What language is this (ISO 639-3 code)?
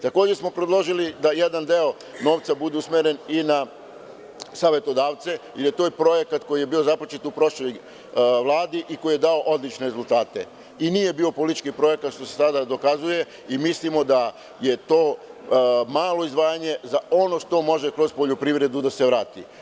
srp